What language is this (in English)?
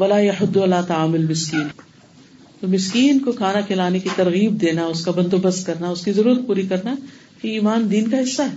Urdu